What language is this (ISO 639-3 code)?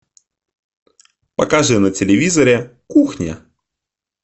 rus